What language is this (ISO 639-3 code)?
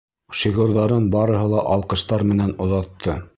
bak